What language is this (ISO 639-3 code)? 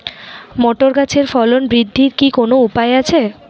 ben